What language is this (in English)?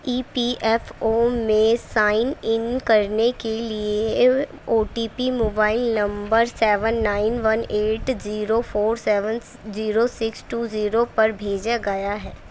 Urdu